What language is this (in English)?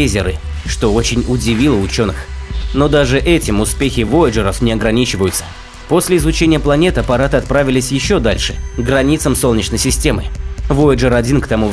Russian